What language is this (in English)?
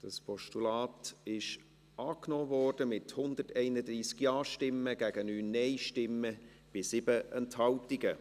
Swiss German